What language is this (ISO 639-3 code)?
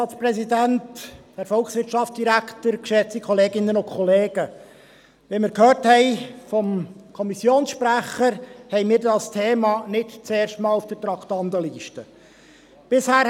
gsw